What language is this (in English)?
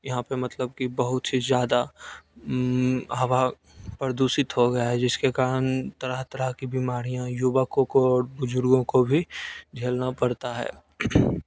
Hindi